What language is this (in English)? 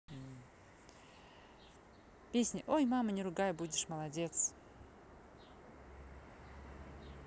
Russian